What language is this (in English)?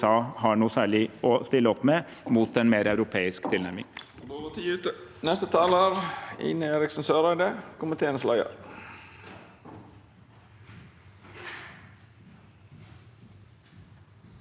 Norwegian